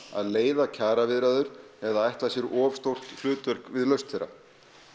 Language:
Icelandic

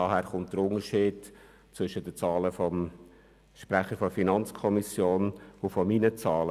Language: Swiss German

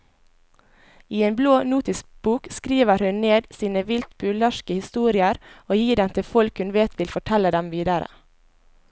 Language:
Norwegian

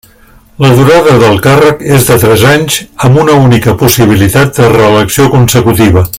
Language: Catalan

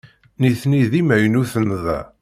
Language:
Kabyle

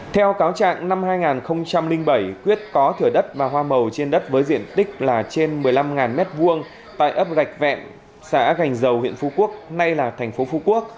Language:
Vietnamese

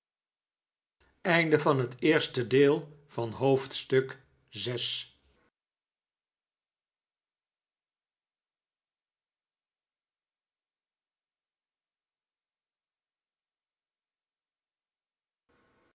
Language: Dutch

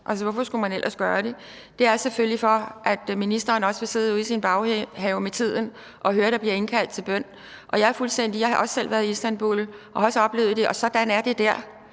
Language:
Danish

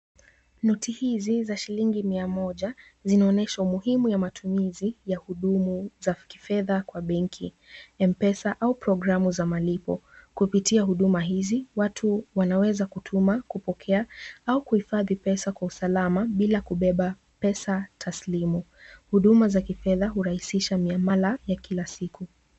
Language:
Swahili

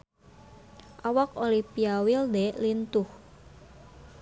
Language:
Sundanese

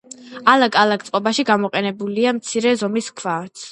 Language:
Georgian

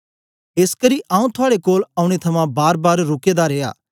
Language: Dogri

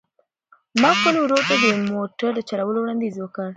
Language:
Pashto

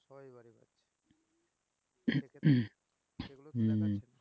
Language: Bangla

